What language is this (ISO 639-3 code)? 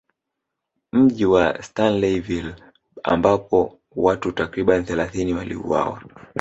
swa